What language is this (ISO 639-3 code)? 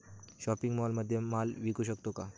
mar